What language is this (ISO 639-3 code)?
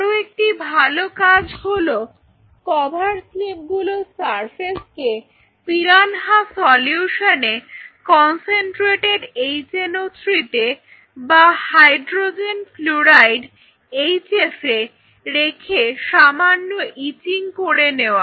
ben